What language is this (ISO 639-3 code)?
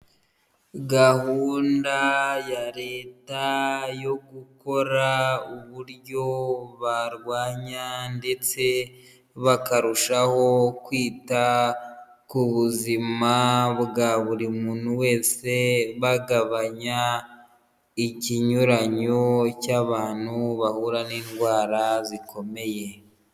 kin